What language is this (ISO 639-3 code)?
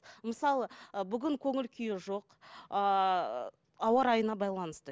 kaz